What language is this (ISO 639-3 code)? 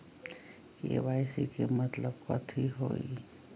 mag